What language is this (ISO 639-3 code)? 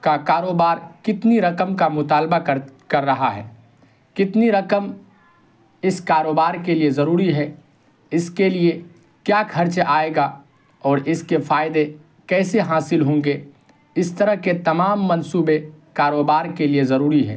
urd